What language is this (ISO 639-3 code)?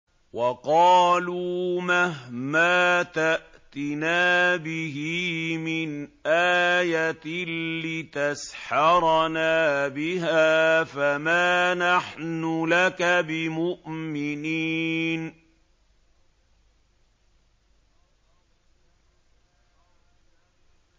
ara